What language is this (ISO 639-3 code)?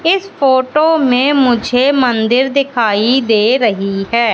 hin